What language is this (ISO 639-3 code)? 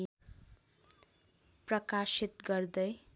nep